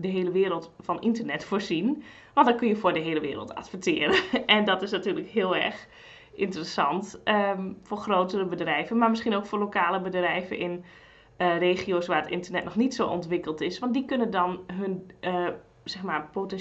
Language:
Dutch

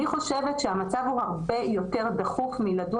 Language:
Hebrew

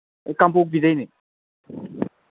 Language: Manipuri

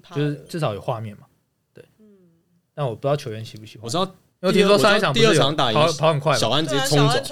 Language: Chinese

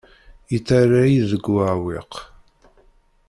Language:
Kabyle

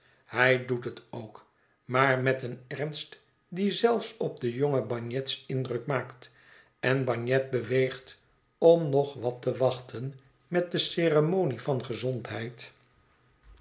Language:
Dutch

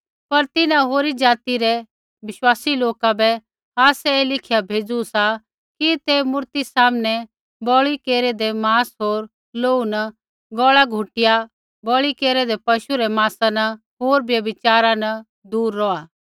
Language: Kullu Pahari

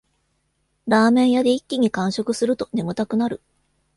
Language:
Japanese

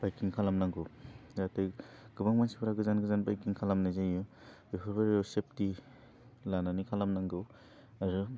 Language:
Bodo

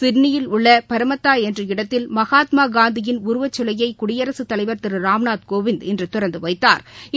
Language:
Tamil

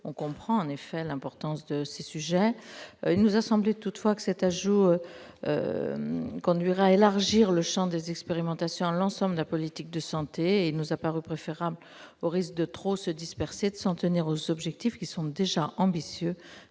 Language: French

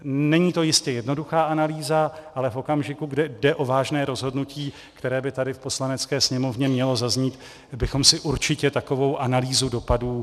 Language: Czech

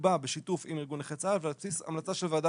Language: Hebrew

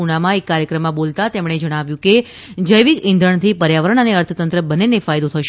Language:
Gujarati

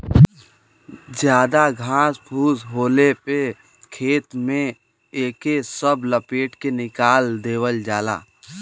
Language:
Bhojpuri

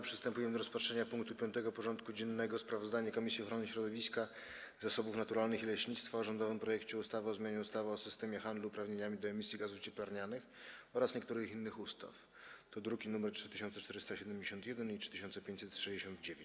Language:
Polish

